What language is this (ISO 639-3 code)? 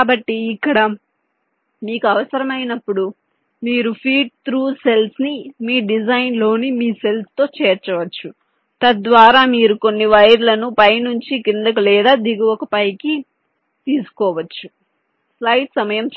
tel